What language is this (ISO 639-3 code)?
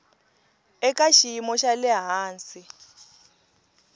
tso